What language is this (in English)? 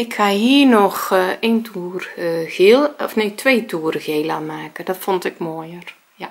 Dutch